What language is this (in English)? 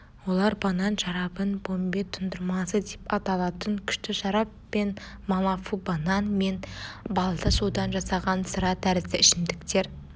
Kazakh